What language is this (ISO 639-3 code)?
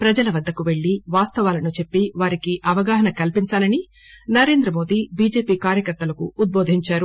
tel